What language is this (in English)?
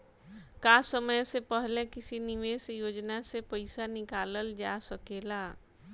Bhojpuri